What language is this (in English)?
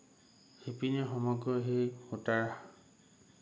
Assamese